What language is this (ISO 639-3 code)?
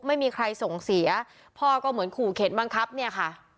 tha